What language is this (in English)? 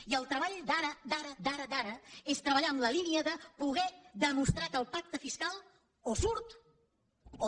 Catalan